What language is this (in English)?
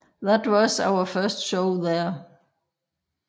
Danish